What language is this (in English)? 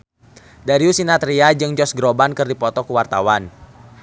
Sundanese